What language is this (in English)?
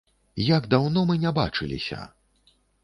Belarusian